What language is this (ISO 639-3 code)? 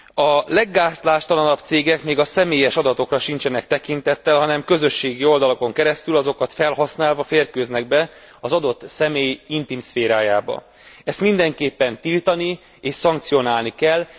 hun